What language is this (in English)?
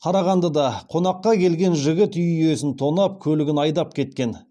Kazakh